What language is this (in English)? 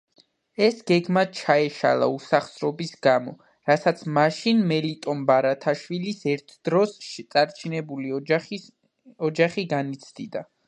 Georgian